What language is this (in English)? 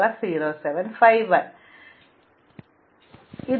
Malayalam